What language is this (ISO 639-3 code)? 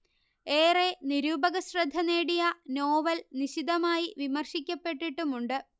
mal